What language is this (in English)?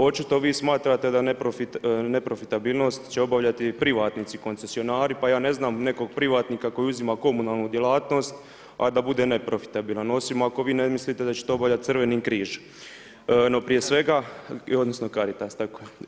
Croatian